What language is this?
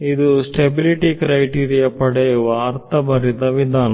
Kannada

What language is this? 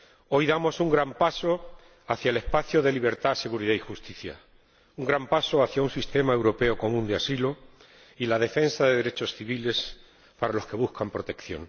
Spanish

